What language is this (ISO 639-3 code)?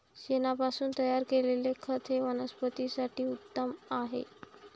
mar